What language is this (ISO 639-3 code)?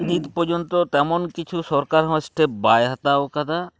sat